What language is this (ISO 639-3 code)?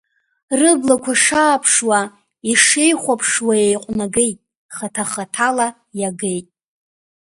abk